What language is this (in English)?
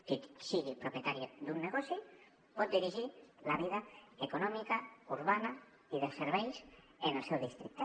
Catalan